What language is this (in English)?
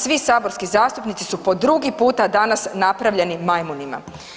Croatian